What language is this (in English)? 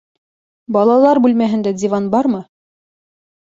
Bashkir